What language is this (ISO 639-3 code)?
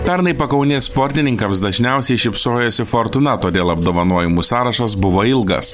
lit